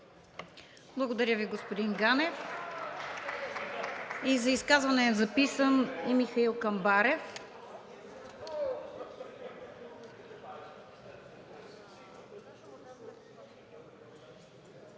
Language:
Bulgarian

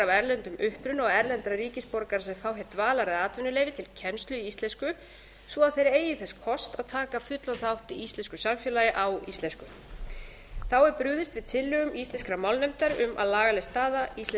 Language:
Icelandic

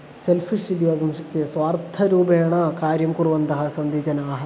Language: Sanskrit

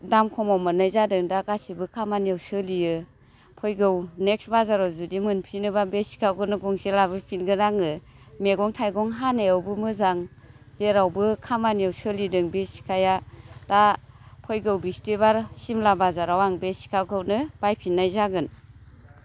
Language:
Bodo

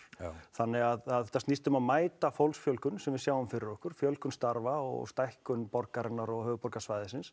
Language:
Icelandic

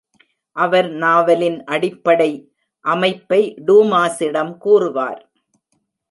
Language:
Tamil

